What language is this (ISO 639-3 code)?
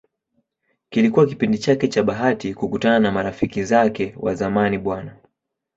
swa